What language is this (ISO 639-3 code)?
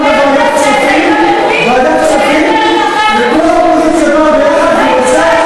heb